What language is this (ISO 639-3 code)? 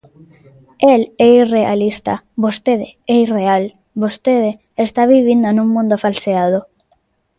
glg